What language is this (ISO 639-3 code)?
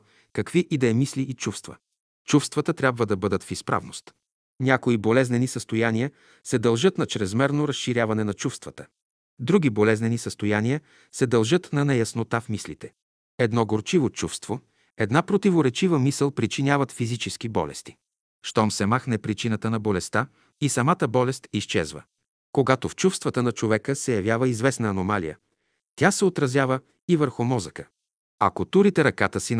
bul